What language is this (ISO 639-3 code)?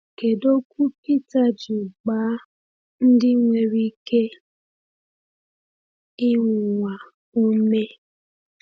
ibo